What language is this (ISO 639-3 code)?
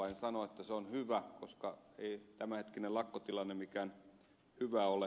fin